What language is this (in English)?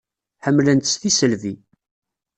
Kabyle